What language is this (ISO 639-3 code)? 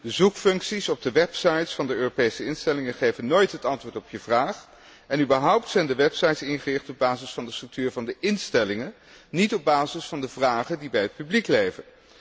nld